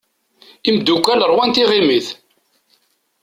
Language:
Kabyle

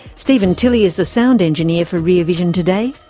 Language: English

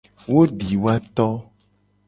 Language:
Gen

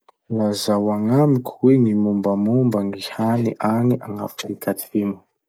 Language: Masikoro Malagasy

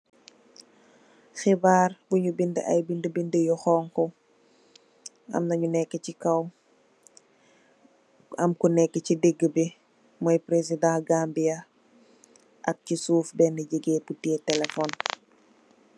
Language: Wolof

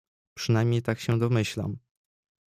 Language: Polish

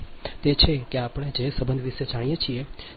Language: Gujarati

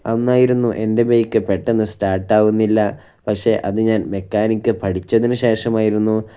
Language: Malayalam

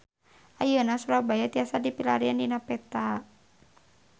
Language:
Sundanese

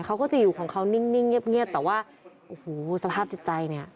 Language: Thai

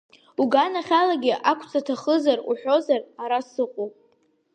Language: Abkhazian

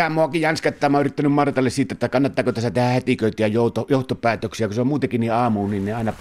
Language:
Finnish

